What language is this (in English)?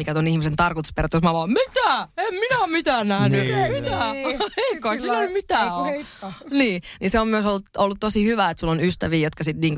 Finnish